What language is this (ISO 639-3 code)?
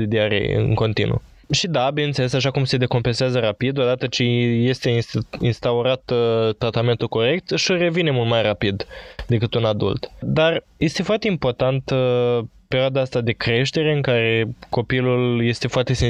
ron